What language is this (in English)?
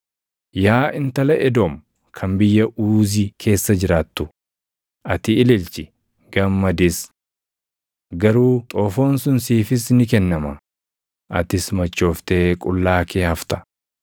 Oromo